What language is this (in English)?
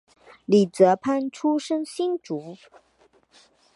Chinese